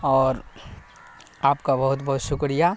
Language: Urdu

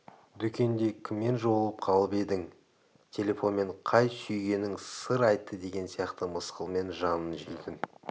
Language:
Kazakh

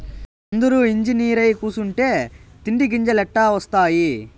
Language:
Telugu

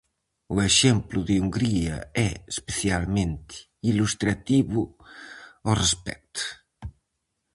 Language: Galician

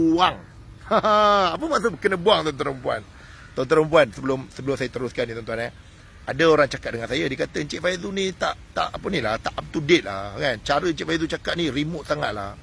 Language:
Malay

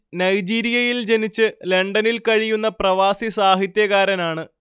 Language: Malayalam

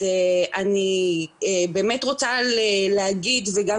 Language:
Hebrew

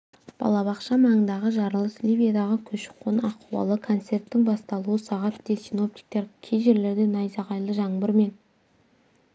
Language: Kazakh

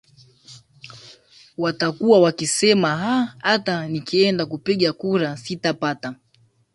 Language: Swahili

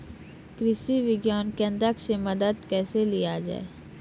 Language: Maithili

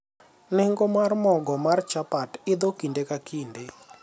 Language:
Luo (Kenya and Tanzania)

